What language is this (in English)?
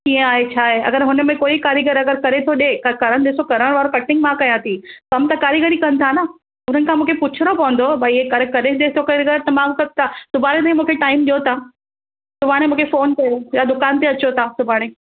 Sindhi